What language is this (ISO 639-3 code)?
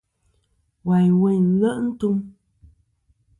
bkm